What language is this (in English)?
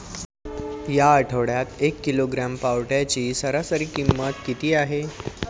Marathi